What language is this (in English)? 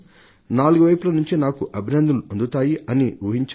Telugu